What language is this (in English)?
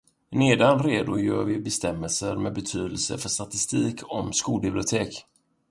Swedish